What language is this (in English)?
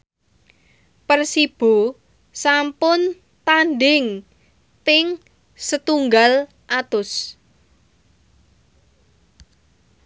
Javanese